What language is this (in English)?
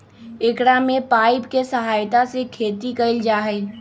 Magahi